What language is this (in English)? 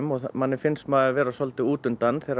Icelandic